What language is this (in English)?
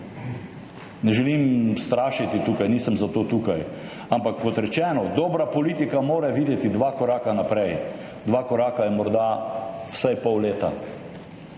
Slovenian